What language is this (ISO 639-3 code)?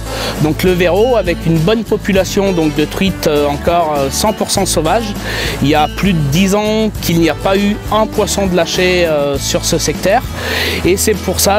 fra